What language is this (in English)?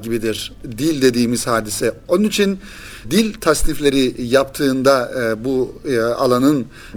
Turkish